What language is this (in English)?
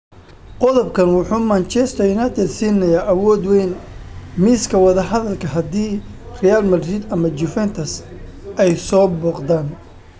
Somali